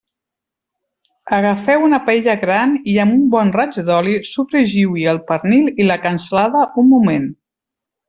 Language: Catalan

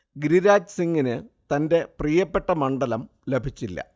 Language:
Malayalam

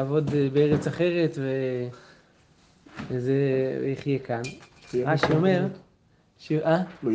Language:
Hebrew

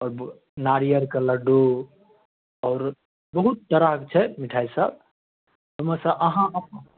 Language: Maithili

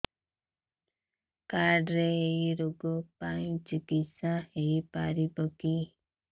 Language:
Odia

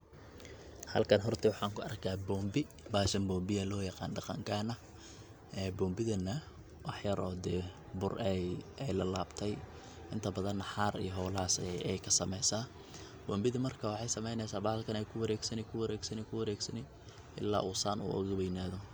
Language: Somali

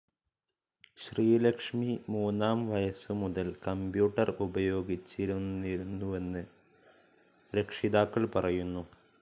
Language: Malayalam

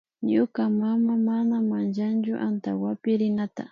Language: Imbabura Highland Quichua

